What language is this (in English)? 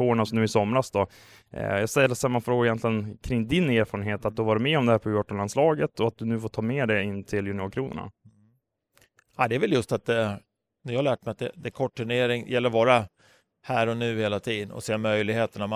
Swedish